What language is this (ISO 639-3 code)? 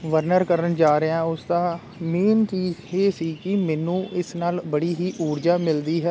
pan